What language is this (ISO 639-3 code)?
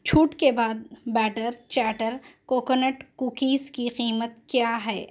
urd